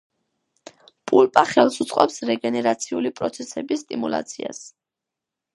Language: Georgian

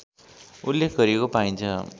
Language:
Nepali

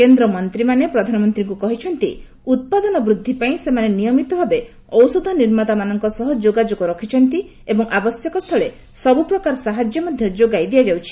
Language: Odia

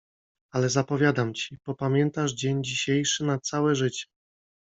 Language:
Polish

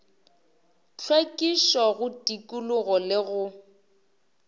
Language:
Northern Sotho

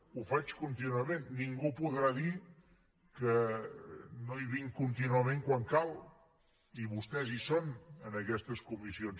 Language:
Catalan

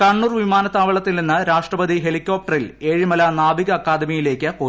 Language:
Malayalam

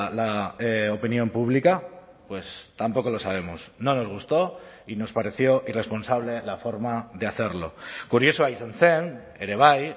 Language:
Spanish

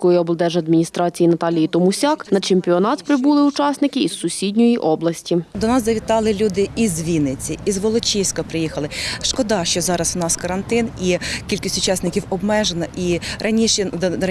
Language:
Ukrainian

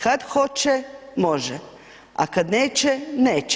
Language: Croatian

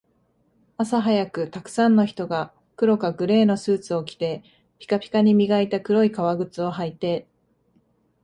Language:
Japanese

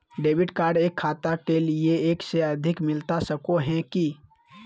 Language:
Magahi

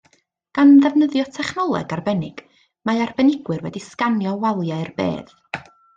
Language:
Welsh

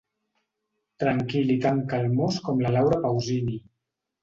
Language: Catalan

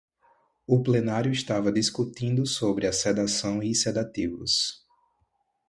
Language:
Portuguese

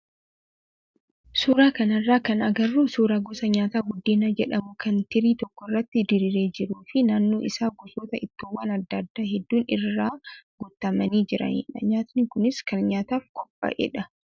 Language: Oromo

